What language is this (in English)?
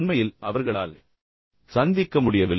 Tamil